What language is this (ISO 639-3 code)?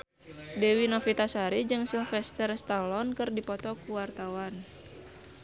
sun